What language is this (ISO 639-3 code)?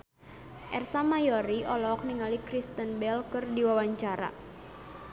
sun